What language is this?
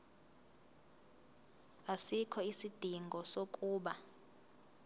Zulu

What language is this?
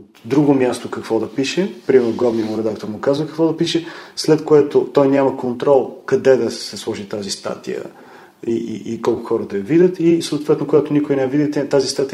Bulgarian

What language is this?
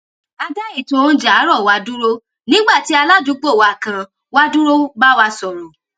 Yoruba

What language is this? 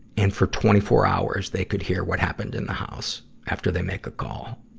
English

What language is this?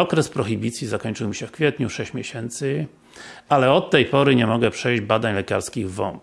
Polish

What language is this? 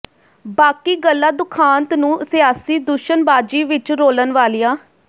Punjabi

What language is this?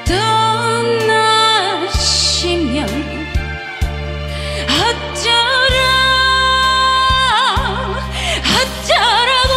Korean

